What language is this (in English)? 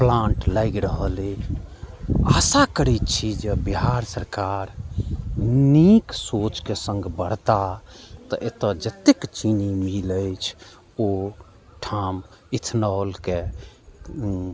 Maithili